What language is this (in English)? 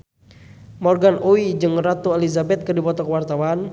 Sundanese